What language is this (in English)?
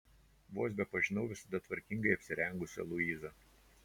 Lithuanian